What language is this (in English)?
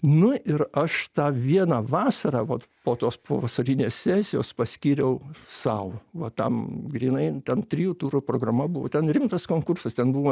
Lithuanian